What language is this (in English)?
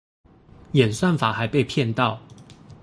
Chinese